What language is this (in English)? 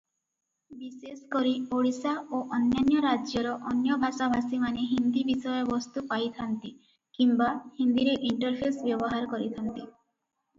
Odia